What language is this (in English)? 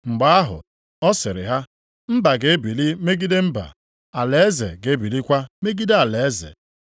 Igbo